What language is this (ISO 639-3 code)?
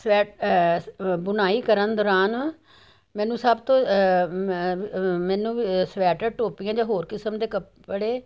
pan